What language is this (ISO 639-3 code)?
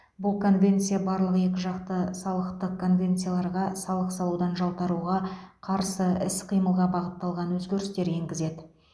kaz